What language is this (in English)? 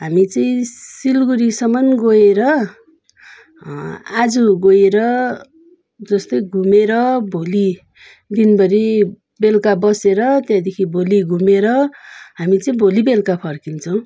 Nepali